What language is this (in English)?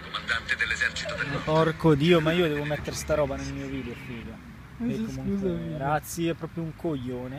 Italian